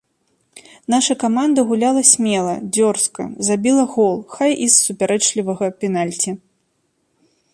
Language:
Belarusian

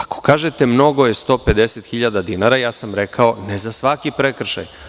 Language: Serbian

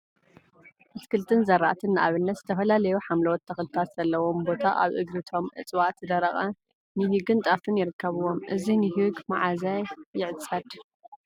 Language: Tigrinya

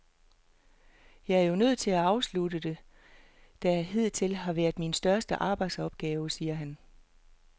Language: Danish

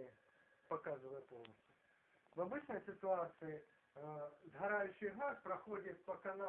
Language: Russian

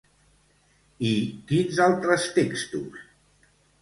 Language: Catalan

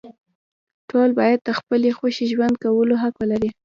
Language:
Pashto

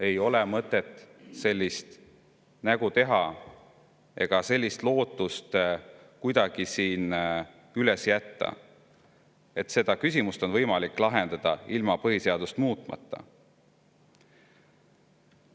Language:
Estonian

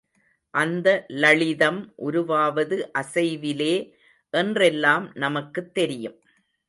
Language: Tamil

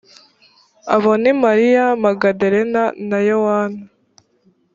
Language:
Kinyarwanda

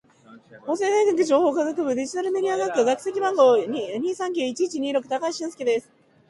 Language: Japanese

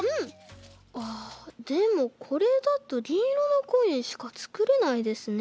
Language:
Japanese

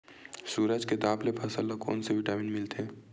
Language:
Chhattisgarhi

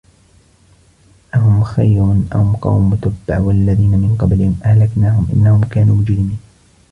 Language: Arabic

